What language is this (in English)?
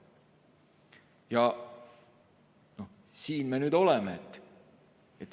Estonian